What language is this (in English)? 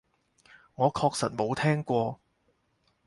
Cantonese